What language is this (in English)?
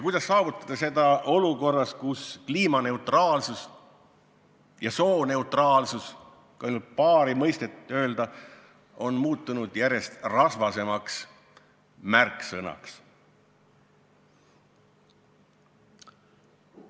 Estonian